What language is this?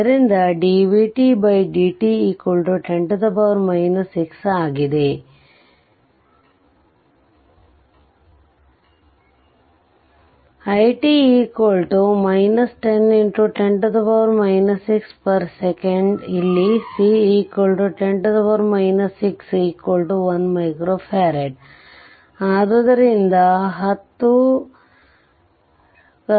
Kannada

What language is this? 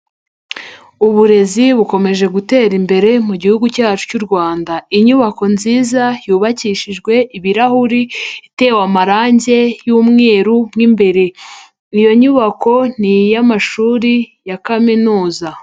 Kinyarwanda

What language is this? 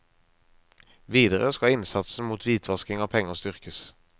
Norwegian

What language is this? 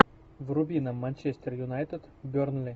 Russian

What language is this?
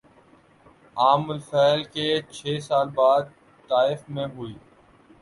Urdu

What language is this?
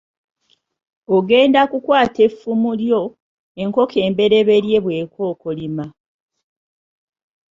Ganda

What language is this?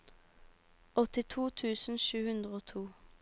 Norwegian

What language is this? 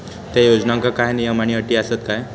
Marathi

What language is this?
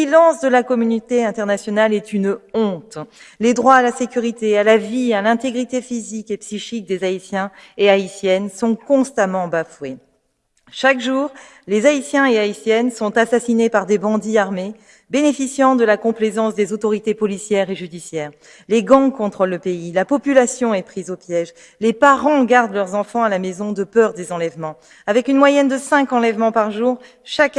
French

